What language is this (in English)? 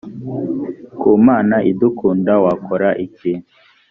Kinyarwanda